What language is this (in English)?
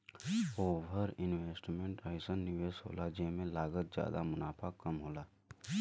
Bhojpuri